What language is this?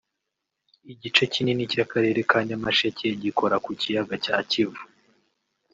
Kinyarwanda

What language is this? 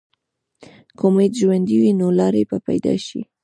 Pashto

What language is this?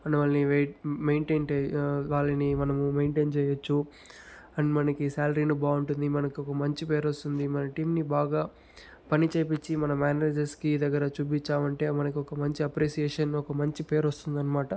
Telugu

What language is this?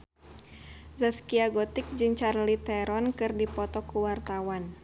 Sundanese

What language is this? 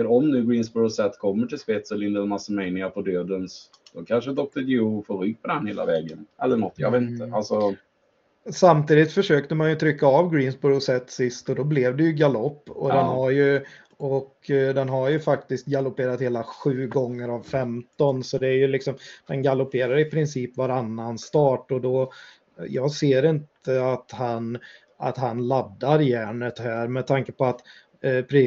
Swedish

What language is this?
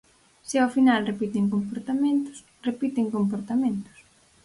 Galician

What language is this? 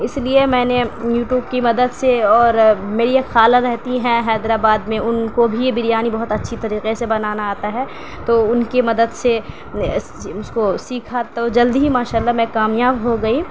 Urdu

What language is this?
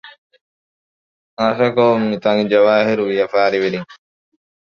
Divehi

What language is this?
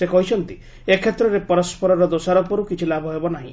Odia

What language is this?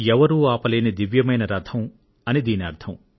Telugu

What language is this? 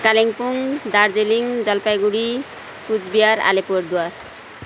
Nepali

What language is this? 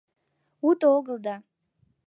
Mari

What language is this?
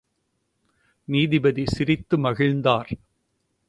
Tamil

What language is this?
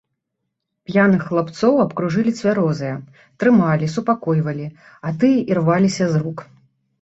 Belarusian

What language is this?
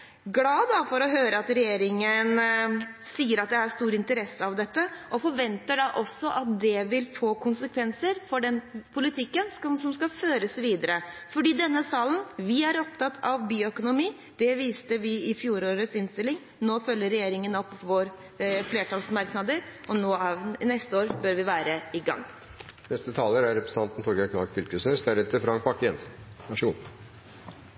Norwegian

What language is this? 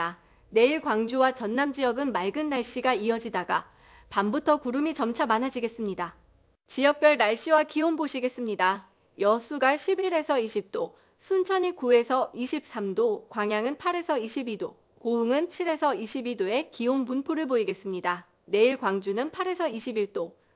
Korean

